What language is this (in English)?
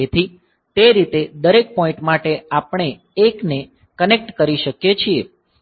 Gujarati